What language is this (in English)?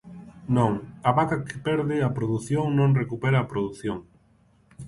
Galician